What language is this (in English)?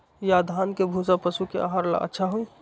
Magahi